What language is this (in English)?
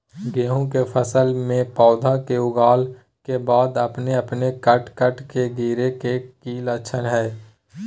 Magahi